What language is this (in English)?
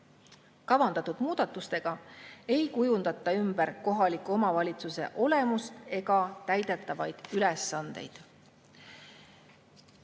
Estonian